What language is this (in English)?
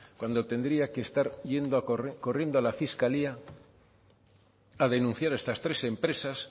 Spanish